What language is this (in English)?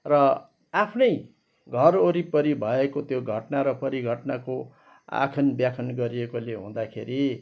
Nepali